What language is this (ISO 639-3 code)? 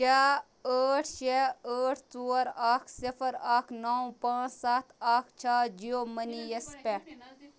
kas